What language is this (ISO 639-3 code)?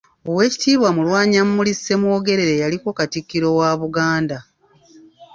lug